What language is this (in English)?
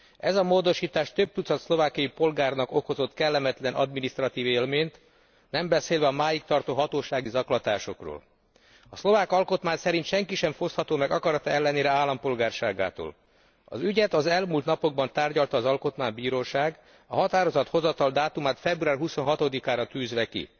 Hungarian